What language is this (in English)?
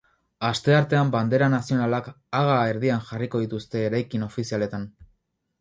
Basque